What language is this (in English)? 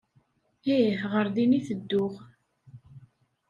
Kabyle